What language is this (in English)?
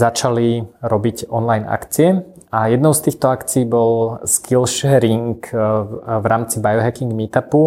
Slovak